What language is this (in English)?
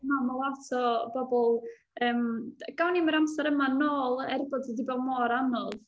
Welsh